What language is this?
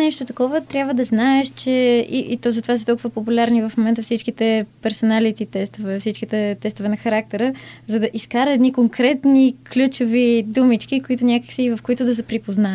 Bulgarian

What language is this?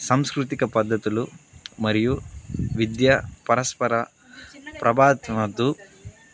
Telugu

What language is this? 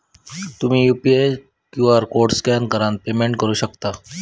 Marathi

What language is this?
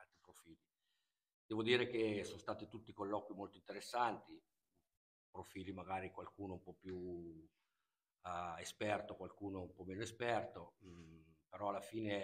Italian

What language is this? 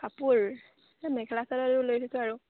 Assamese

